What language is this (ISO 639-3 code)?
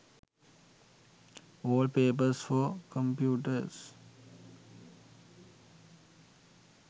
sin